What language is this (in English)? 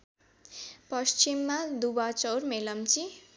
Nepali